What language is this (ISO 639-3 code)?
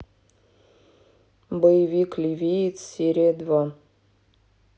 rus